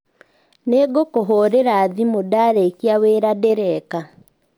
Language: Kikuyu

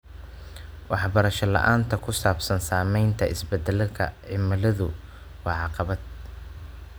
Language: Somali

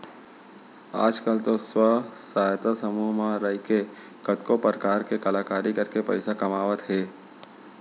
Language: Chhattisgarhi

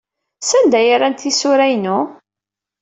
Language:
Kabyle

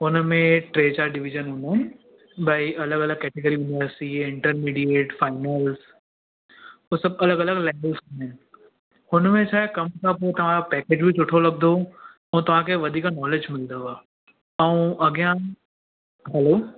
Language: Sindhi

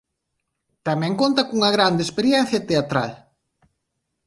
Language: Galician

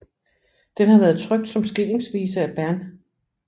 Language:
Danish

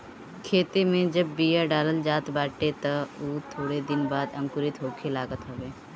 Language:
Bhojpuri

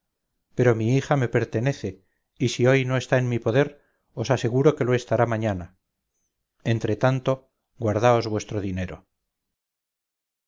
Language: Spanish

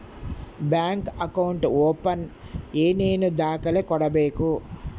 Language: Kannada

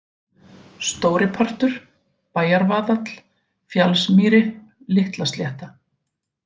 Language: Icelandic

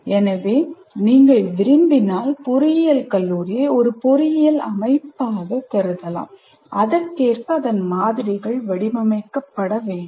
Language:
Tamil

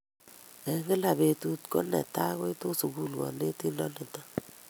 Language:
Kalenjin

